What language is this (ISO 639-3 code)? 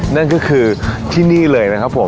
tha